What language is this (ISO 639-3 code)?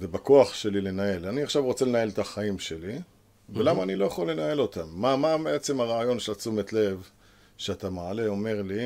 heb